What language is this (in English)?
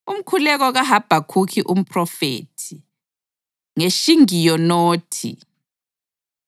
North Ndebele